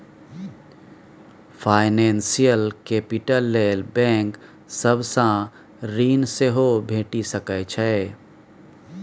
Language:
Maithili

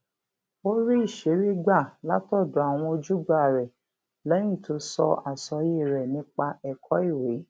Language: Yoruba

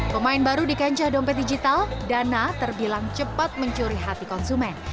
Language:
Indonesian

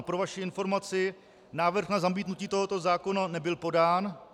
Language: Czech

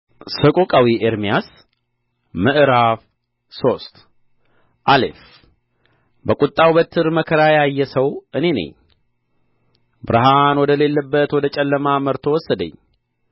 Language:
Amharic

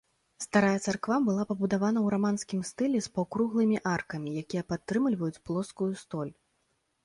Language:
Belarusian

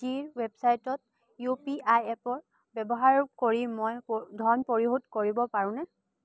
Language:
Assamese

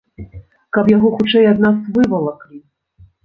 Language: Belarusian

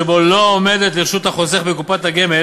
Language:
Hebrew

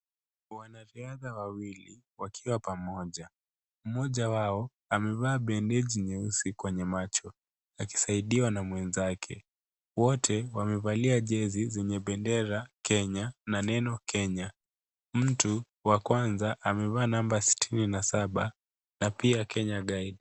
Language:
Swahili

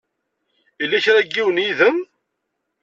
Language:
Kabyle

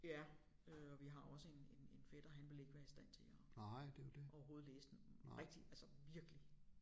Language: Danish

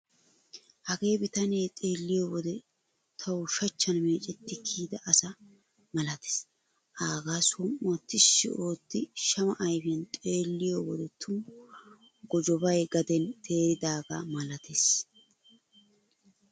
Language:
Wolaytta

